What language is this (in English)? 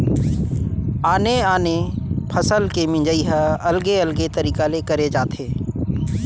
Chhattisgarhi